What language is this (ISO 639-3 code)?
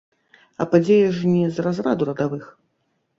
bel